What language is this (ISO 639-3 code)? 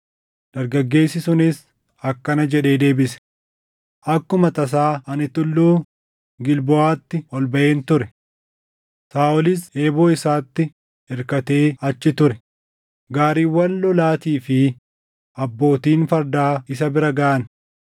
orm